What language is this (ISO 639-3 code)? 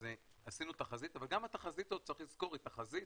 heb